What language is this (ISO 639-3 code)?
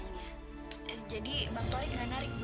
ind